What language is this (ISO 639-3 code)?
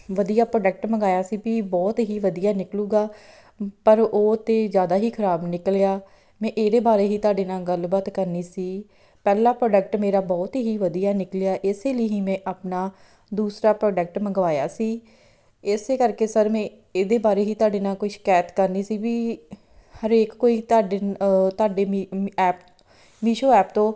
pan